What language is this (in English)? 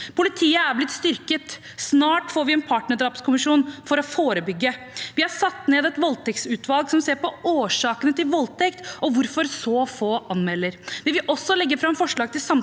Norwegian